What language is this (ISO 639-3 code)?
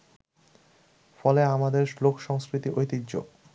ben